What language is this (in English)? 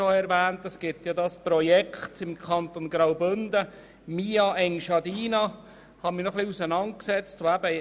Swiss German